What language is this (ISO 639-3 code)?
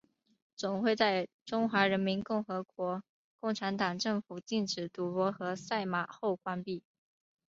zho